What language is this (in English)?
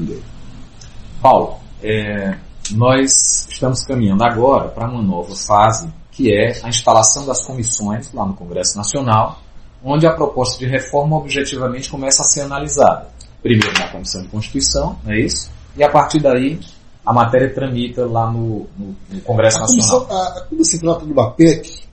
Portuguese